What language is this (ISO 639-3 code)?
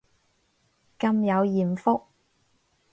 yue